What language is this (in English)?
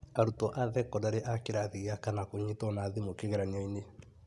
Kikuyu